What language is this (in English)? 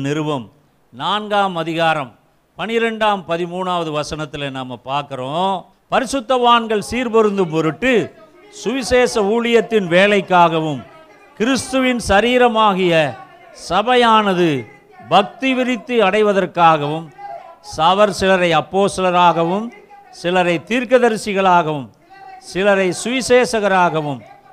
Tamil